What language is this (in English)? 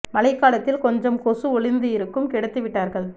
Tamil